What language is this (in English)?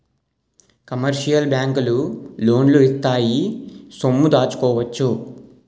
Telugu